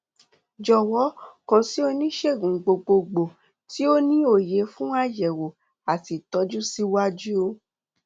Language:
Yoruba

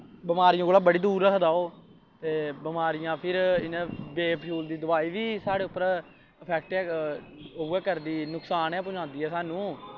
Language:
Dogri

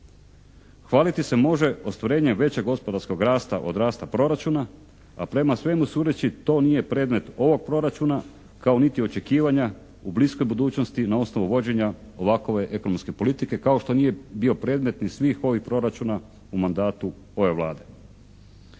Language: Croatian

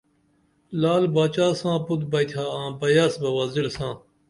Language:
Dameli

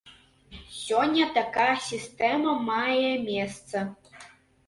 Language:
Belarusian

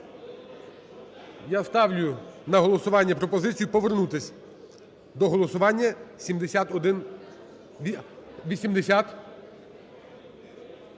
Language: Ukrainian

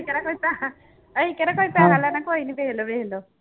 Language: Punjabi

